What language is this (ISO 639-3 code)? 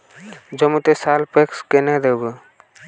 ben